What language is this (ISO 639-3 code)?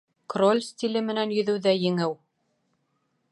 bak